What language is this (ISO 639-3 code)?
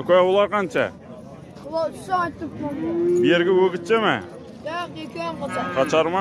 tur